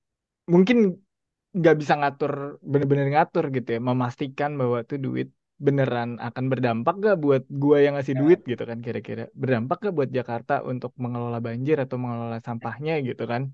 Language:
Indonesian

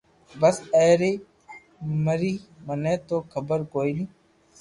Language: Loarki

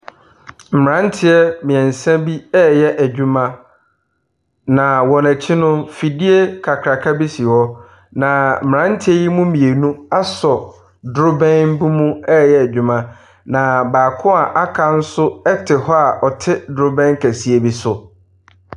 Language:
Akan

